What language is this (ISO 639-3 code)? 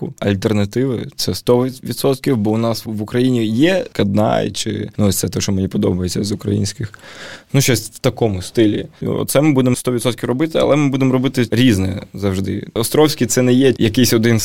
ukr